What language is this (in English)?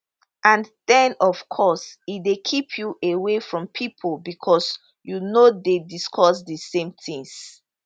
Nigerian Pidgin